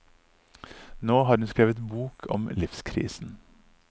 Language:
Norwegian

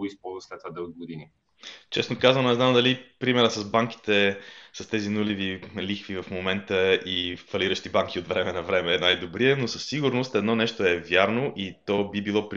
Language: Bulgarian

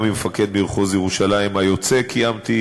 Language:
Hebrew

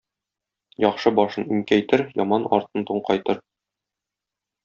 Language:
Tatar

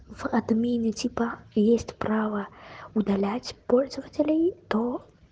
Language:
Russian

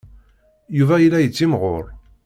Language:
Kabyle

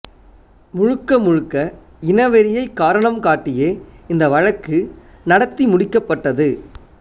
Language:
Tamil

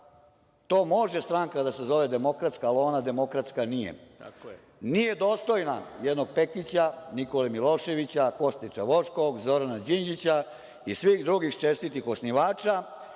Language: Serbian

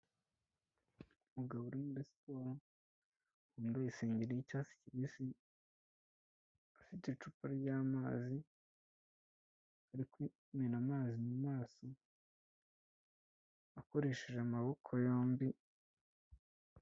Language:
Kinyarwanda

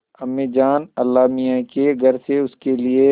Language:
Hindi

